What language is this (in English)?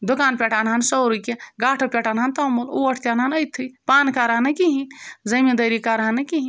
Kashmiri